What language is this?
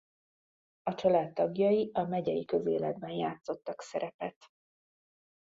Hungarian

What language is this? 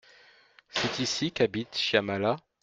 French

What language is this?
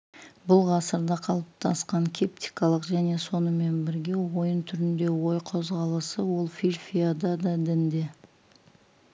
Kazakh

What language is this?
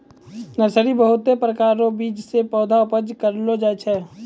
Maithili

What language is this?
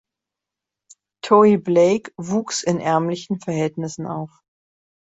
German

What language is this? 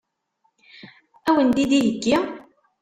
Kabyle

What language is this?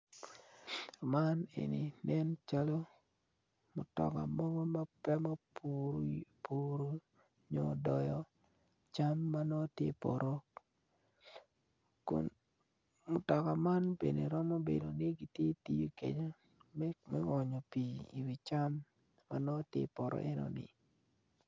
Acoli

